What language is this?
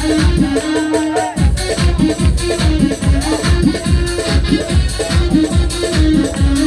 Indonesian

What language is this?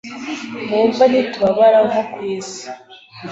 Kinyarwanda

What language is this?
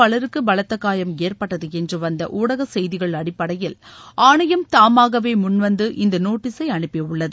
Tamil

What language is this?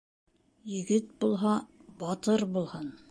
Bashkir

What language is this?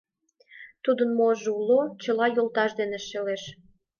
Mari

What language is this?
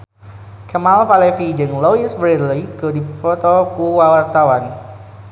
Sundanese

